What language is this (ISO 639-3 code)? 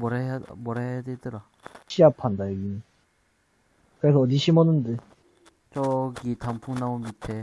kor